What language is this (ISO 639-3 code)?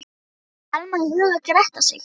isl